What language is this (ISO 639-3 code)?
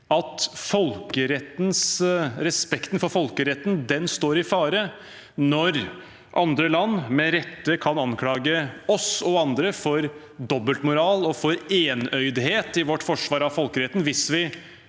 nor